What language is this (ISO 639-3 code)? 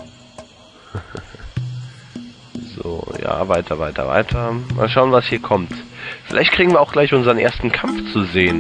deu